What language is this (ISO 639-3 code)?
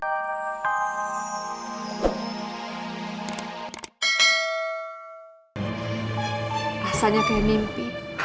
ind